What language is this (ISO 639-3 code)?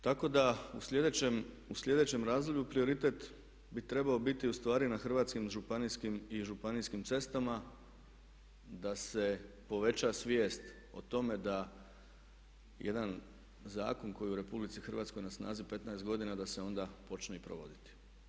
hrv